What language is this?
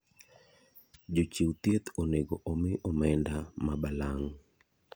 Luo (Kenya and Tanzania)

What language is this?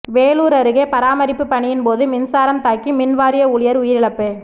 Tamil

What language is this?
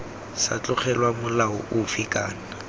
Tswana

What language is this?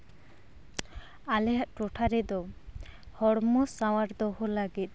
Santali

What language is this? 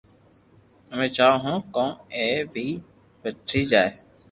Loarki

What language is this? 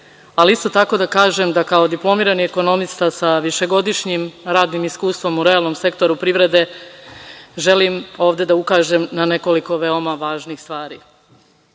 Serbian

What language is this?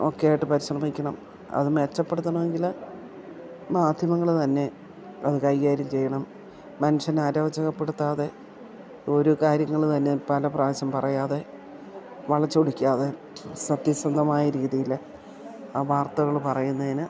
Malayalam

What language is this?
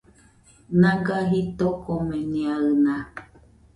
Nüpode Huitoto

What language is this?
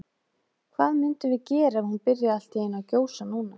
Icelandic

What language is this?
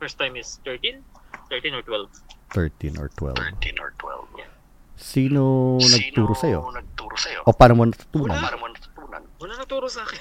Filipino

